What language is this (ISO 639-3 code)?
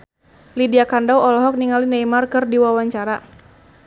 sun